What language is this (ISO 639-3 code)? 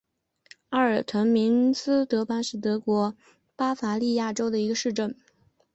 zho